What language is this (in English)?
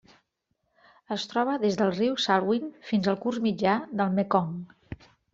Catalan